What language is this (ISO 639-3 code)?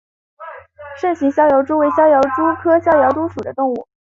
zho